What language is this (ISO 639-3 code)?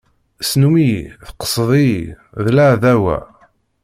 kab